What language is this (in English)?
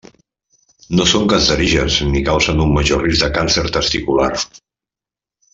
Catalan